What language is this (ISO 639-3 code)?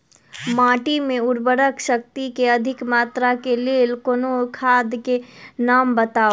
mai